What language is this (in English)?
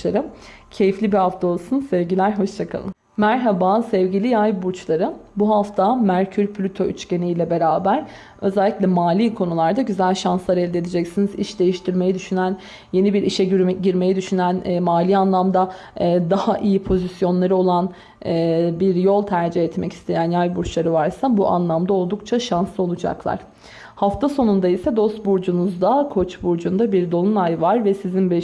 Turkish